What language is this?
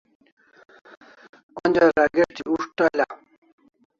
Kalasha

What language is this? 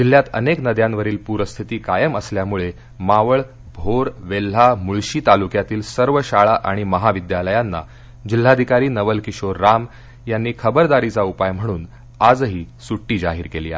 Marathi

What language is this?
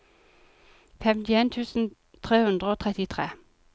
Norwegian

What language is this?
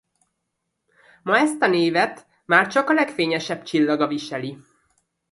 Hungarian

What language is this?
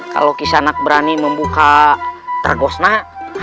Indonesian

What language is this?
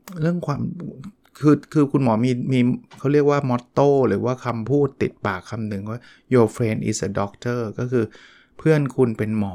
Thai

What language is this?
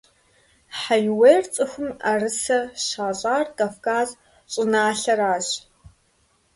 Kabardian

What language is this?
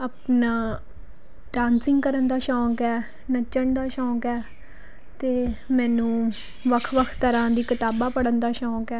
Punjabi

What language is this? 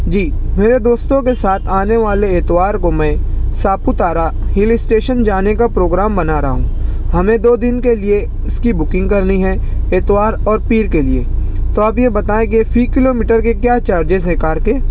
Urdu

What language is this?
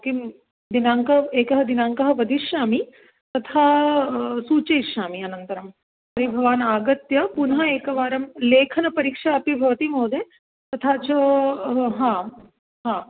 Sanskrit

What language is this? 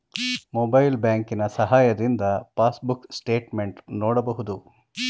Kannada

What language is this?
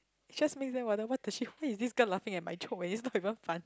English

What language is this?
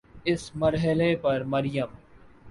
Urdu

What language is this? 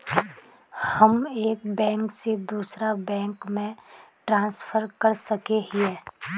Magahi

